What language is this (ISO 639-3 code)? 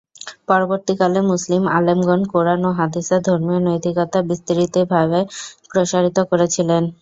ben